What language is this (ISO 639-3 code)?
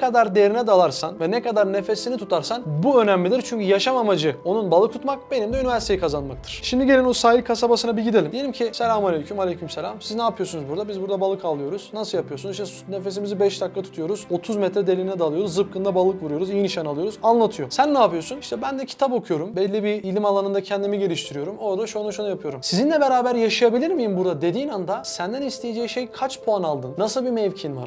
tur